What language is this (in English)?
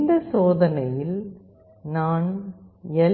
Tamil